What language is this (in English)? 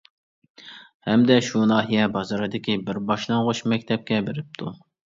Uyghur